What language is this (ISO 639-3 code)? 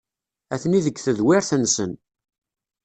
kab